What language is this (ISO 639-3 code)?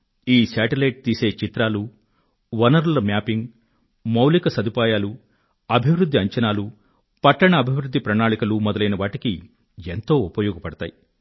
tel